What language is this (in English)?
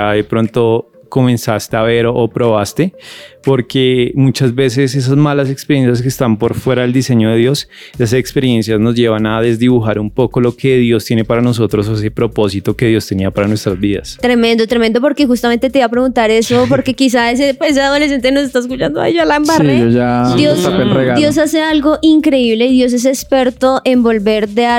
Spanish